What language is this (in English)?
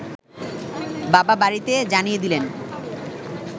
Bangla